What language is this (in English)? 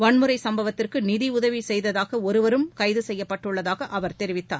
Tamil